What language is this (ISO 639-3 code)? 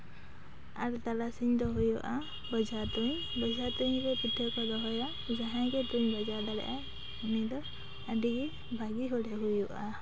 sat